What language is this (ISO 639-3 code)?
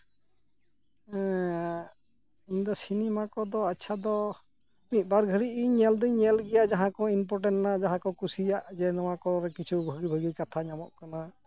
sat